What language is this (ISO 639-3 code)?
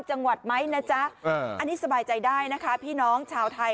tha